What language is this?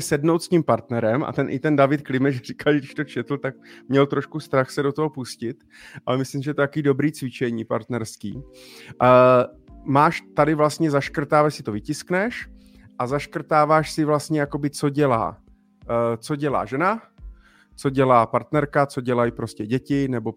Czech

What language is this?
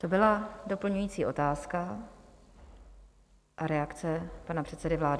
Czech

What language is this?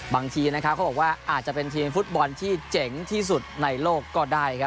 Thai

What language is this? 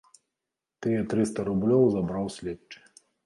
Belarusian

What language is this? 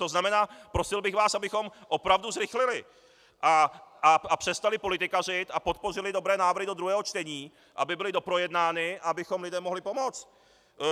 Czech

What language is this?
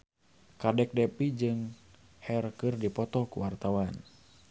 Sundanese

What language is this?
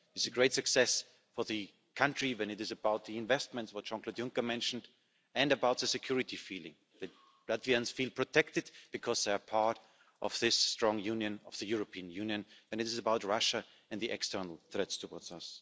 English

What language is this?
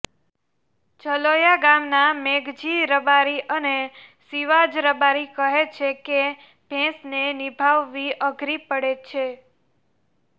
Gujarati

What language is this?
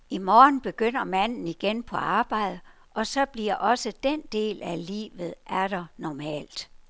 Danish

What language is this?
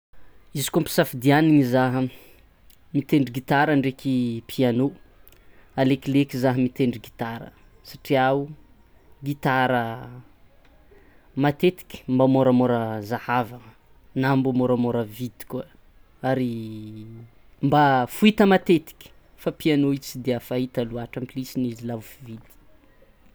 Tsimihety Malagasy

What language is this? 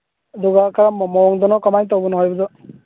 Manipuri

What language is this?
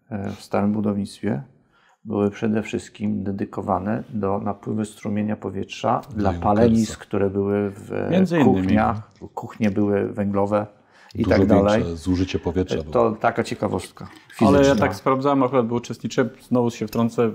Polish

